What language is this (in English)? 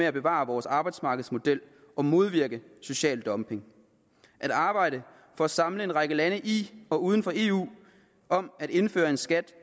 Danish